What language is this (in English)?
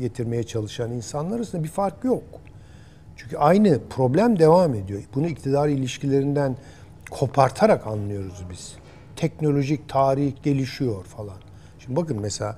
Turkish